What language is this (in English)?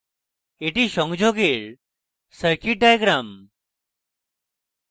Bangla